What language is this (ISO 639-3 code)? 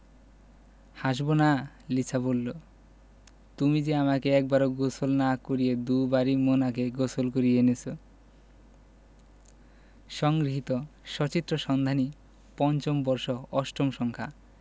ben